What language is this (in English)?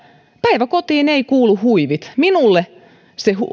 Finnish